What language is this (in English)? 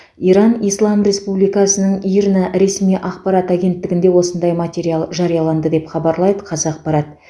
Kazakh